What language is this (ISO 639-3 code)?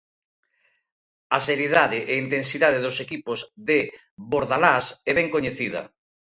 glg